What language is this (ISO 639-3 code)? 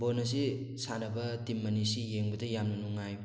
mni